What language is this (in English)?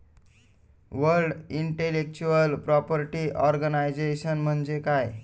Marathi